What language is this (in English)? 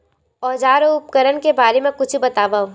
Chhattisgarhi